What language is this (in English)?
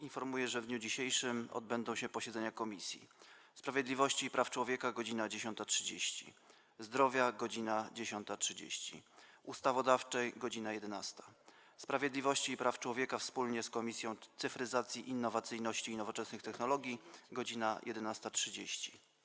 Polish